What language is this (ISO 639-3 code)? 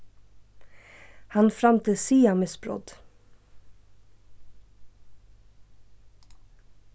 fao